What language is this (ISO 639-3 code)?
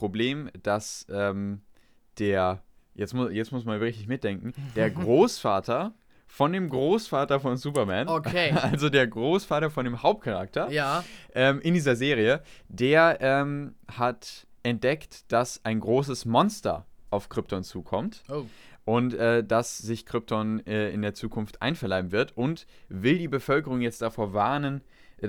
deu